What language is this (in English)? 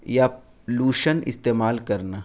Urdu